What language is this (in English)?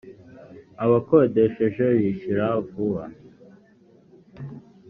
Kinyarwanda